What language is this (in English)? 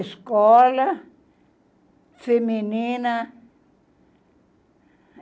Portuguese